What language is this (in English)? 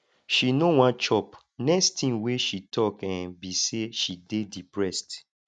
Nigerian Pidgin